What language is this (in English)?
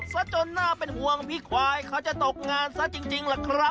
Thai